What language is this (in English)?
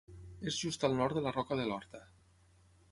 Catalan